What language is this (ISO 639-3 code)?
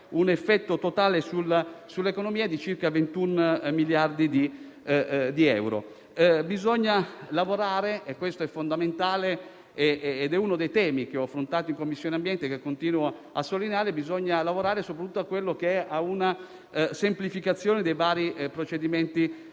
ita